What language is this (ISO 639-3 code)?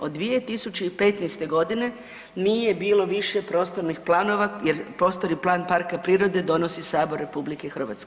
hrv